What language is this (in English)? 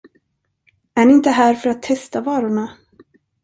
Swedish